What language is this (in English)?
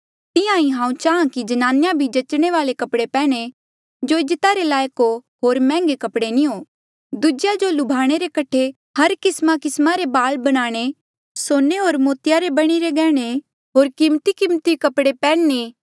Mandeali